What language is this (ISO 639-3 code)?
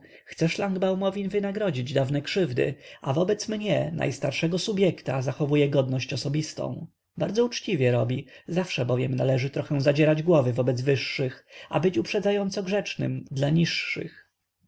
pol